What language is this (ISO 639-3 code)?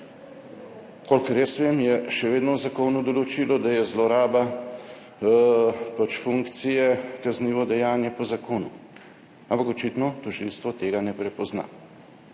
slv